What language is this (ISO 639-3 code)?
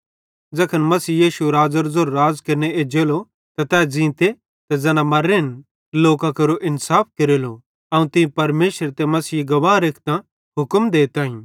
bhd